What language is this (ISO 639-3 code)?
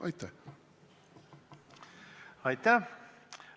est